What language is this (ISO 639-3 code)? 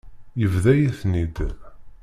kab